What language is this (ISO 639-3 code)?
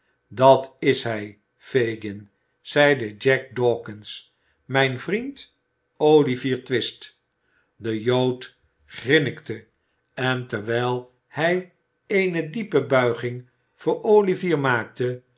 nld